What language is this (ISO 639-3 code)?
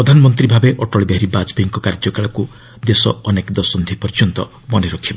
ori